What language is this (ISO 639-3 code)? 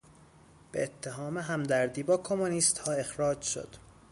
fas